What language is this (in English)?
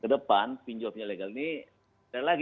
Indonesian